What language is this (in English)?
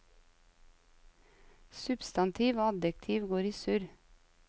Norwegian